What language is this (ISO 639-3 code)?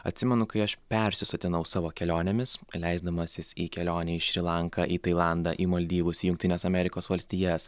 lit